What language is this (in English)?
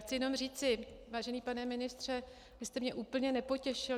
Czech